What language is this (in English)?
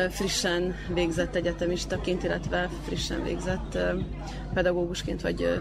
Hungarian